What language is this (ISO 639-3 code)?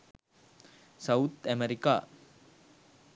sin